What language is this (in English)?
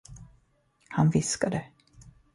Swedish